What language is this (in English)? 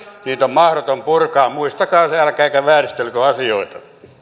Finnish